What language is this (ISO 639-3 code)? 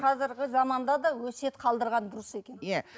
kaz